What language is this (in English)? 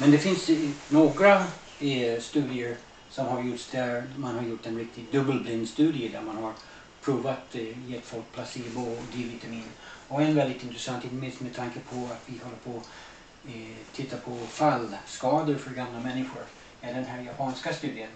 Swedish